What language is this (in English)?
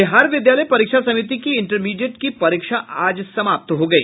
Hindi